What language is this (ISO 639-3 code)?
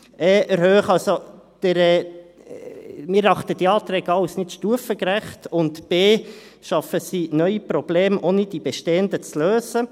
gsw